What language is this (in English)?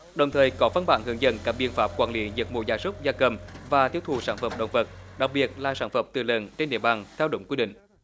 Vietnamese